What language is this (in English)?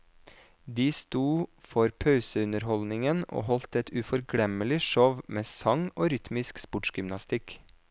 Norwegian